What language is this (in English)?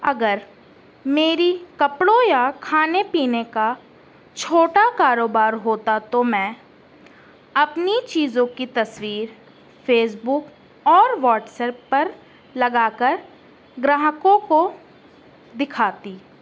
Urdu